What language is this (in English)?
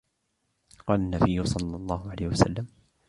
Arabic